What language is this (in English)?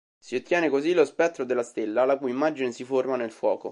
Italian